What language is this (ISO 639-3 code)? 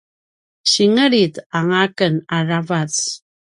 pwn